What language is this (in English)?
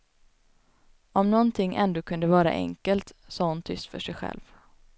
Swedish